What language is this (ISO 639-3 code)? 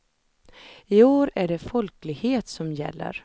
swe